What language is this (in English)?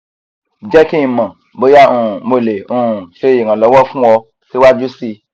Yoruba